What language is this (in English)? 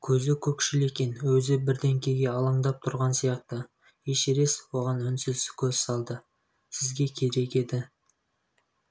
Kazakh